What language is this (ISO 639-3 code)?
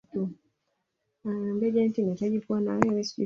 swa